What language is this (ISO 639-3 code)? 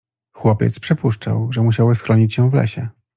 pol